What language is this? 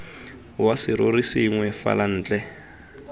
Tswana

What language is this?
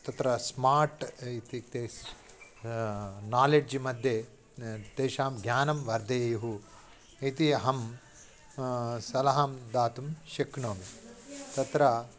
Sanskrit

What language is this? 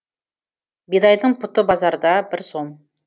Kazakh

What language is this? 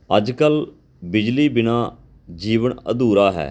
Punjabi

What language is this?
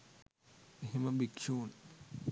Sinhala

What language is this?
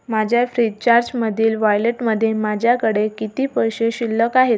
Marathi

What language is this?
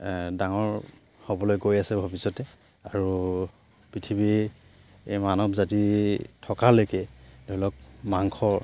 Assamese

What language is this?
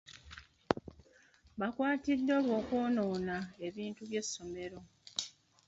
Ganda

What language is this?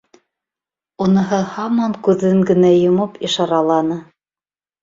Bashkir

